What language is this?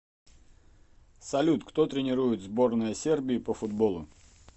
Russian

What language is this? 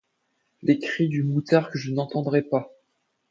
French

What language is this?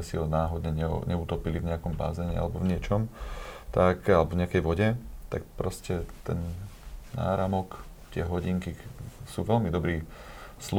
Slovak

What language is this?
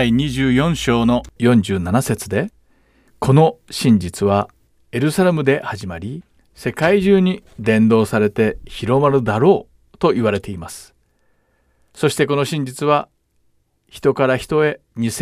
Japanese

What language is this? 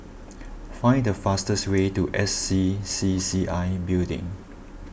English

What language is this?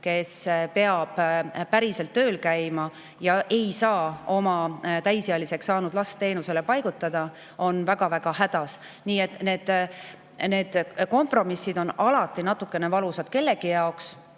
Estonian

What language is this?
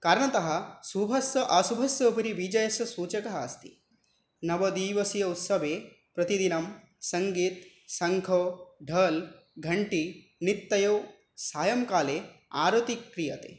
Sanskrit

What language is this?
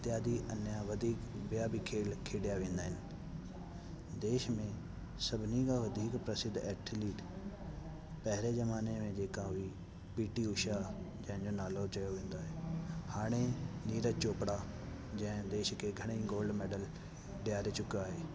Sindhi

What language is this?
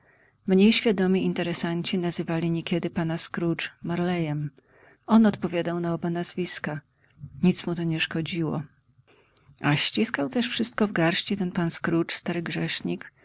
Polish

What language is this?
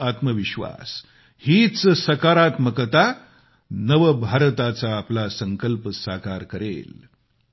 Marathi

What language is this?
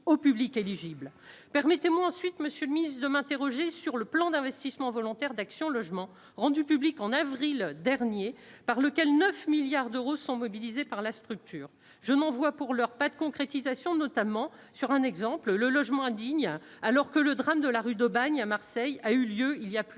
French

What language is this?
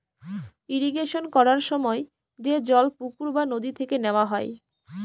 Bangla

